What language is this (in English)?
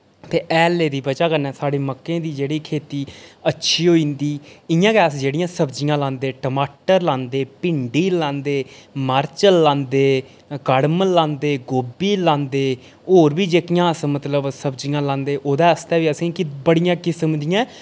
Dogri